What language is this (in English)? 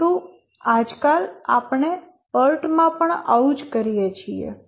Gujarati